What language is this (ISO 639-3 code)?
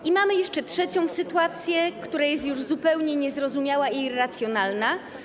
pol